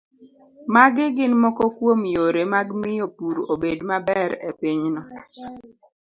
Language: Luo (Kenya and Tanzania)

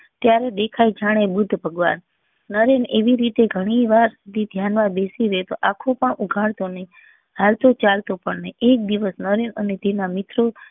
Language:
Gujarati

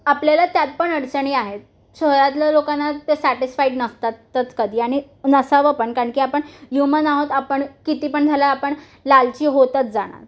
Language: Marathi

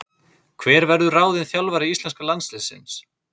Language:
Icelandic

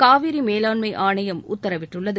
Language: Tamil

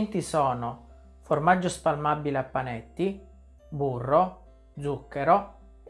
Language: Italian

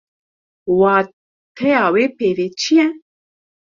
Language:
Kurdish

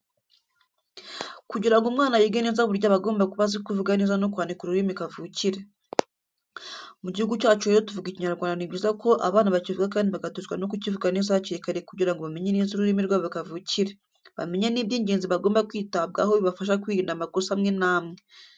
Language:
Kinyarwanda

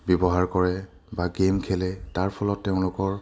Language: Assamese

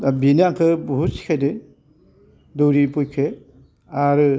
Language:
Bodo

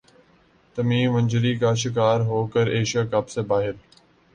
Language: Urdu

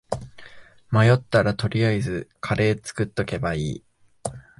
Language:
Japanese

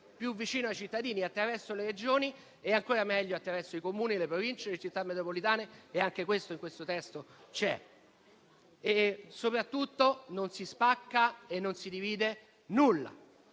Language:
Italian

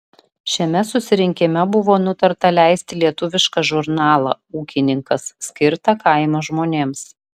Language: Lithuanian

